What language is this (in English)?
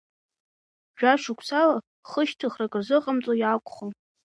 Abkhazian